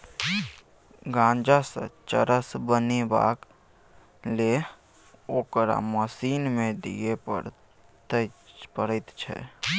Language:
Maithili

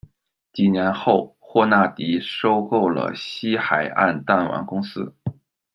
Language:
Chinese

